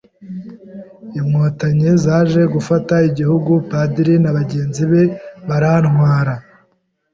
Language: Kinyarwanda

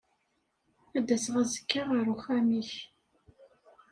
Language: Kabyle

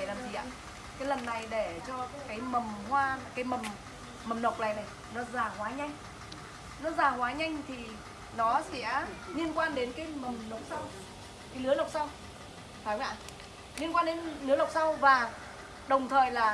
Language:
Vietnamese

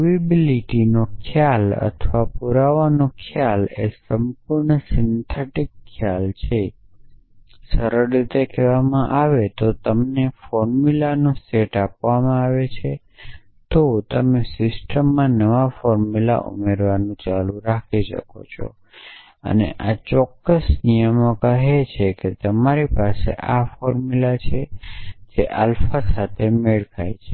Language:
Gujarati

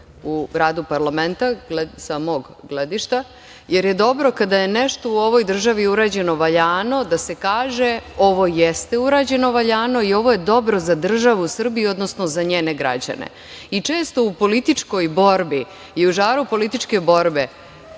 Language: Serbian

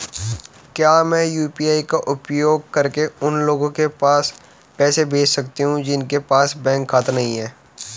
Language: Hindi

